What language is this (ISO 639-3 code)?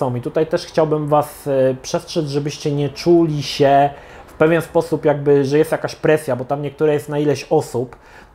pol